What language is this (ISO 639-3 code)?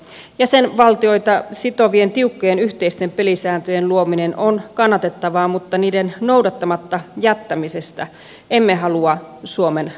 fin